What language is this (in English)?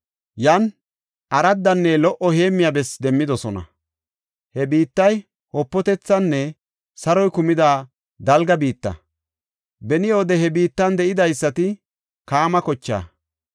Gofa